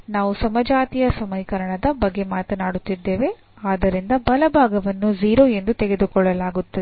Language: Kannada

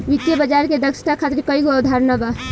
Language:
Bhojpuri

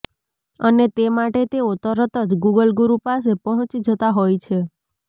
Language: Gujarati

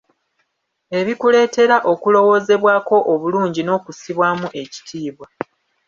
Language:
Ganda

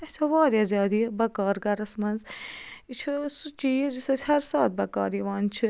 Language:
Kashmiri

